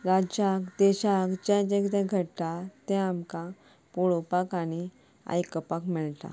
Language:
Konkani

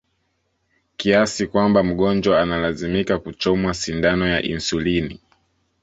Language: Swahili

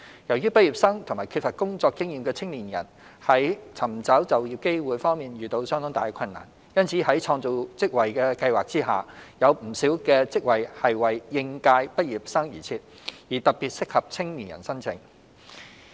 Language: Cantonese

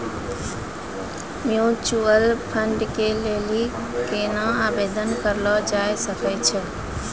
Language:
Maithili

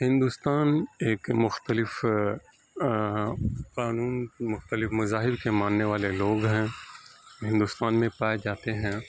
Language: Urdu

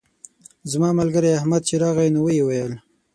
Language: Pashto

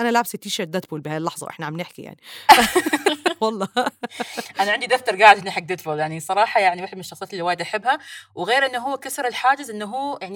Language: Arabic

